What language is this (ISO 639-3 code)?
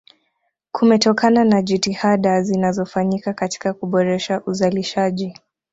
swa